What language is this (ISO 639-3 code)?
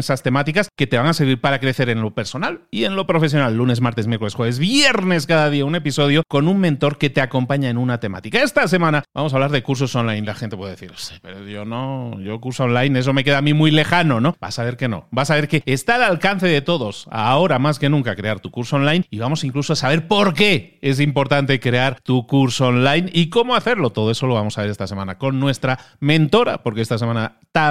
spa